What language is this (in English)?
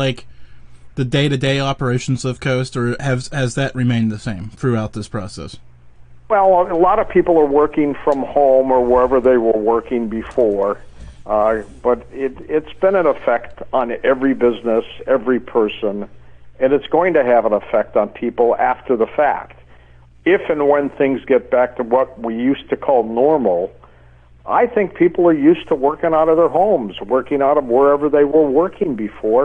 English